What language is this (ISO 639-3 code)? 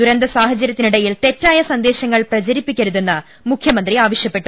mal